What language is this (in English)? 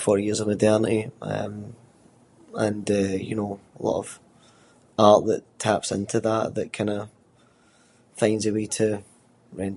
Scots